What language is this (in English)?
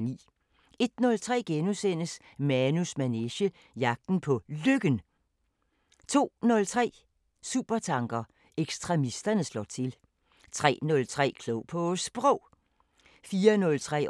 Danish